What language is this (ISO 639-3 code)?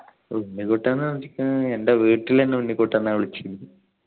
mal